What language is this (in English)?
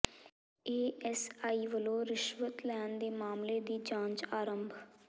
Punjabi